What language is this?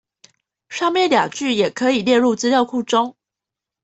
Chinese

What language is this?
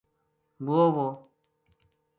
Gujari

